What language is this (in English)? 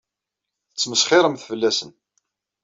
Kabyle